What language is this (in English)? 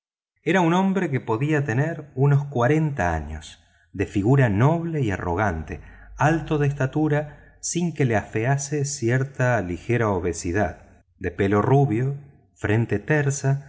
Spanish